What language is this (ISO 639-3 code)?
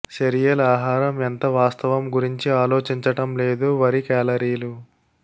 tel